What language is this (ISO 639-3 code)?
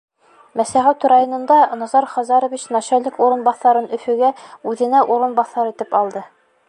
bak